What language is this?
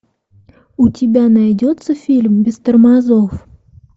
Russian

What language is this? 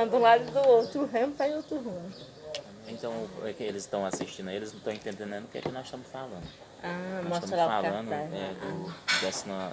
Portuguese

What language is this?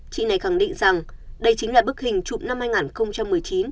Vietnamese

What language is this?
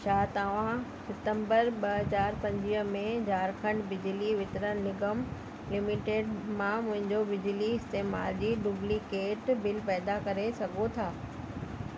Sindhi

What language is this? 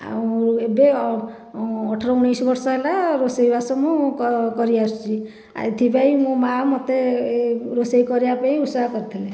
Odia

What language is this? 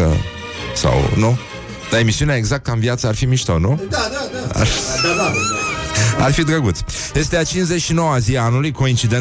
Romanian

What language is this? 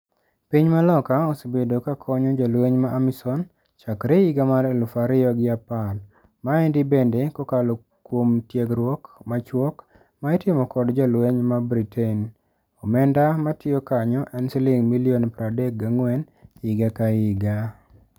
Luo (Kenya and Tanzania)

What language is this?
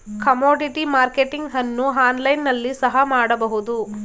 Kannada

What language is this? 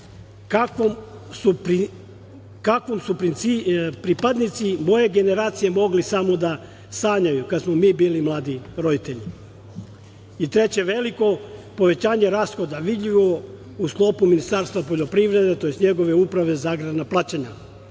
Serbian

